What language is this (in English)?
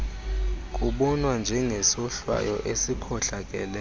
Xhosa